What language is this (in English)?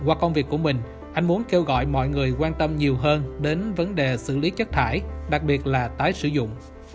Vietnamese